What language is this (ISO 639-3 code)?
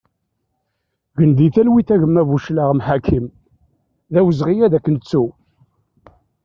kab